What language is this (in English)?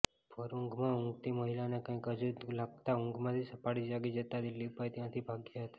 Gujarati